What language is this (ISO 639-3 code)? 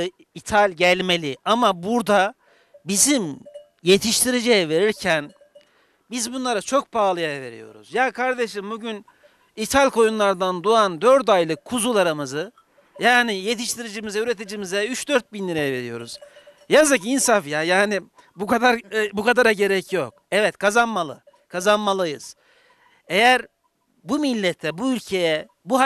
tur